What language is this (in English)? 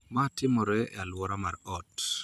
Luo (Kenya and Tanzania)